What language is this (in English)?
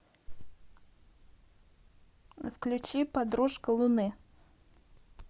Russian